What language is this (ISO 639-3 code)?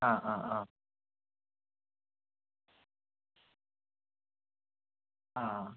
mal